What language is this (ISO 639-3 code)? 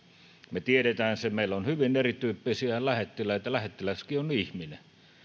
fin